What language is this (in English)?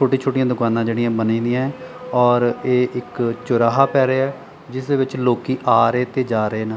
Punjabi